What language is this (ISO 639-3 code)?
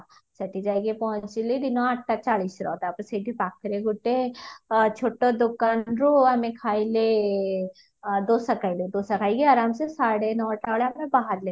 ori